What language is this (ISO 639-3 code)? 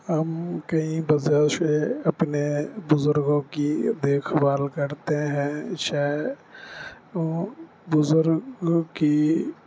urd